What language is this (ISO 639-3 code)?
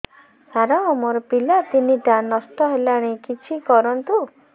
ori